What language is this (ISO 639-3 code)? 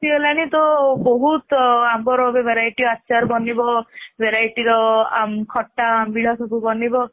ori